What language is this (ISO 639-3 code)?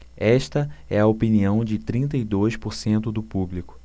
por